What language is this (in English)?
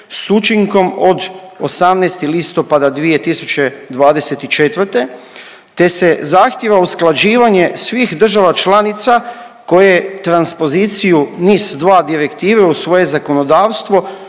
Croatian